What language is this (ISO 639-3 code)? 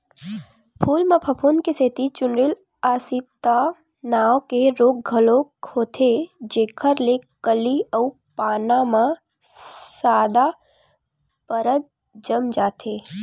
hne